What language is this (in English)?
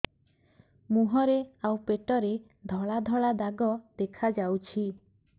Odia